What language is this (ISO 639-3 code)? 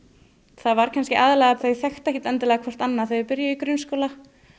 isl